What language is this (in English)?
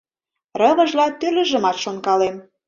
Mari